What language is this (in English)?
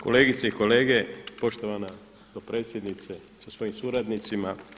Croatian